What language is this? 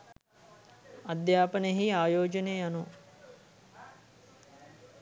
Sinhala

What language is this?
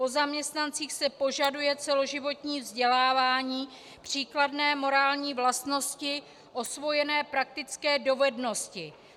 Czech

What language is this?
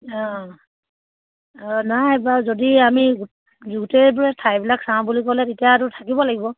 Assamese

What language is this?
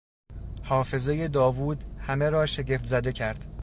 Persian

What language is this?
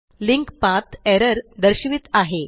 Marathi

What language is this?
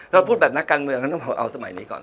Thai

